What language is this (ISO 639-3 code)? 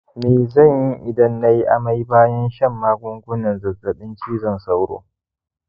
hau